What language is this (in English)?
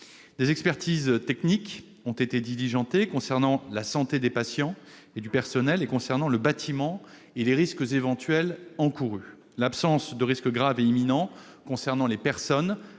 French